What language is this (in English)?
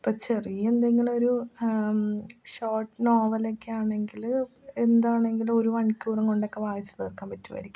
Malayalam